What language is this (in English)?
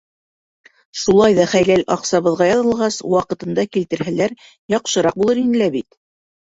Bashkir